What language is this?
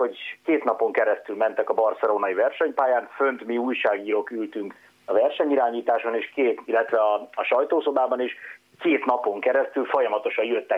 Hungarian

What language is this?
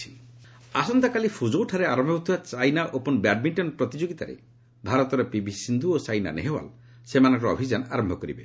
Odia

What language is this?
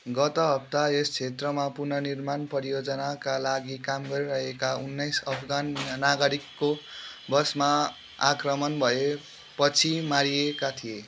Nepali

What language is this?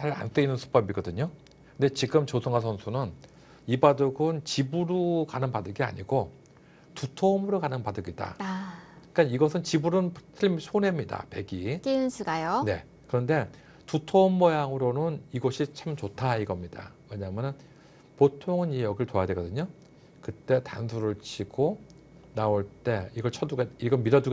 Korean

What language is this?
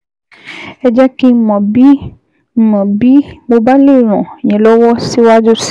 Yoruba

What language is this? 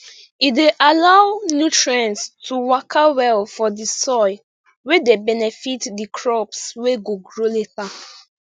Nigerian Pidgin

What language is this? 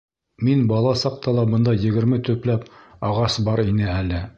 Bashkir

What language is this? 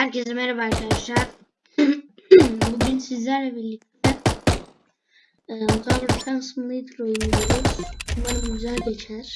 Turkish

